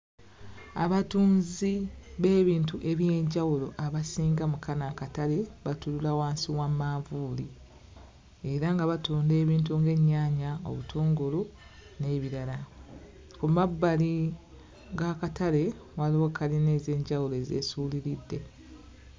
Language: Ganda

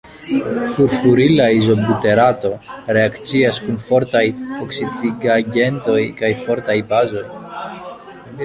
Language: Esperanto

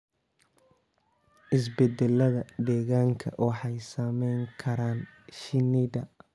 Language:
Somali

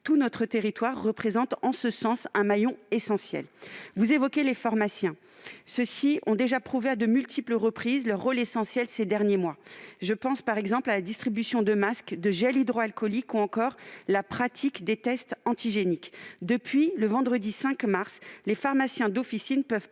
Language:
French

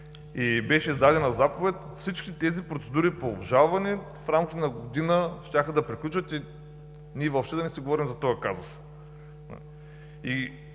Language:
Bulgarian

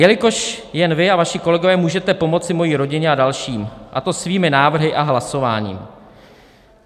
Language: Czech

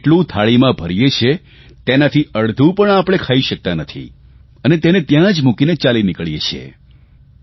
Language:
Gujarati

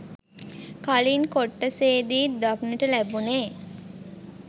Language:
Sinhala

